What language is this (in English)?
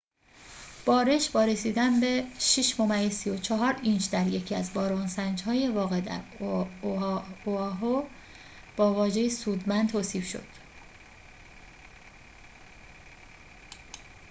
Persian